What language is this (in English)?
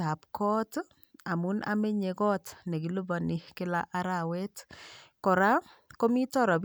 Kalenjin